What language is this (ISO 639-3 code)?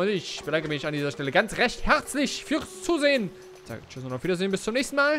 deu